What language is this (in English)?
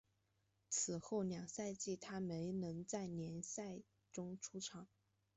Chinese